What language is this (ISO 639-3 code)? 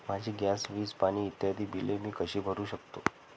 mar